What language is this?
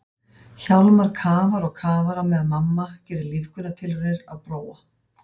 Icelandic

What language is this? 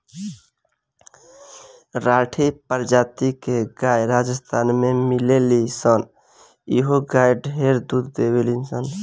Bhojpuri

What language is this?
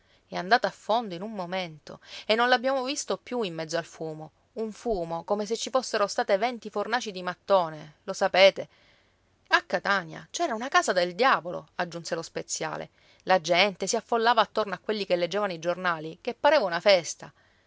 Italian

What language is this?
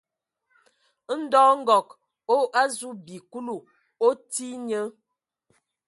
Ewondo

